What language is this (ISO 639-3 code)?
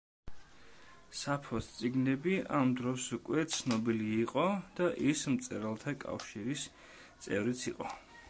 kat